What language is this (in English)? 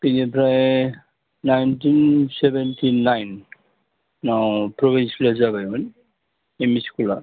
Bodo